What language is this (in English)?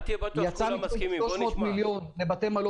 Hebrew